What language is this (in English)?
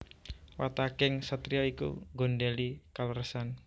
Javanese